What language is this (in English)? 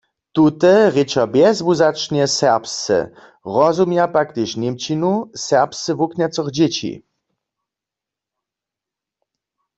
Upper Sorbian